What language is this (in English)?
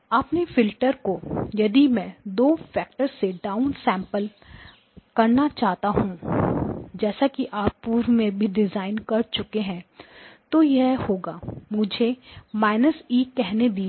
Hindi